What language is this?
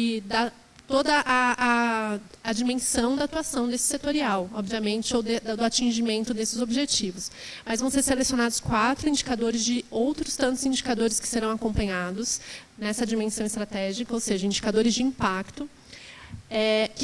Portuguese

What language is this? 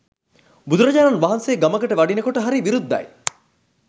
Sinhala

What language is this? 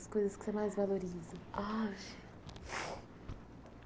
Portuguese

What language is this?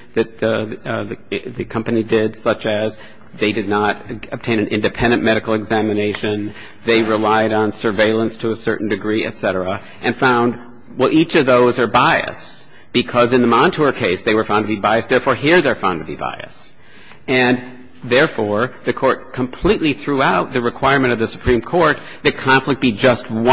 English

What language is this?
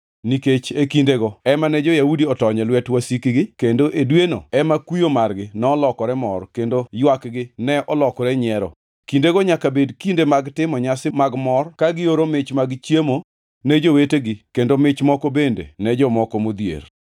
Luo (Kenya and Tanzania)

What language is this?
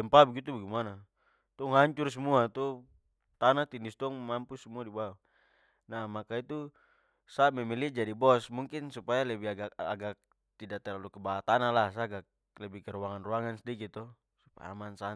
Papuan Malay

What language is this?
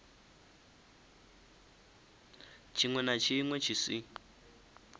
Venda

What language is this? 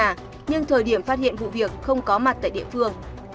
Vietnamese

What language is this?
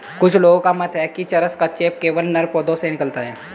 Hindi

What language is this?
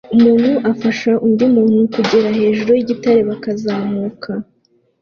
Kinyarwanda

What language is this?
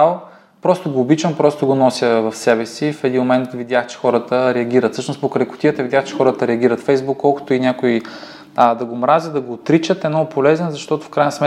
Bulgarian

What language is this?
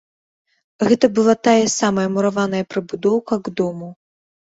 Belarusian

